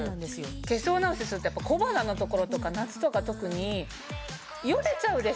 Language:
Japanese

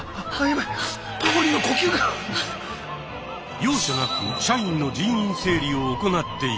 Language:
Japanese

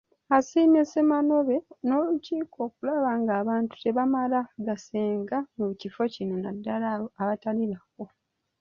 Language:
Ganda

